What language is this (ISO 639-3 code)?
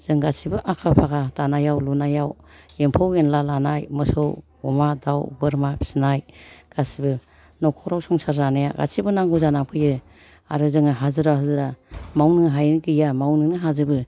brx